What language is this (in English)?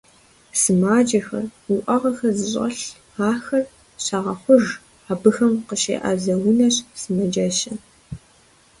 Kabardian